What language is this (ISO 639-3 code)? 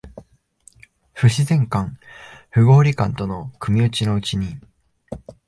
jpn